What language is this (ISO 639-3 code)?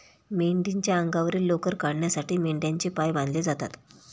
mar